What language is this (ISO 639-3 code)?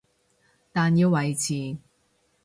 yue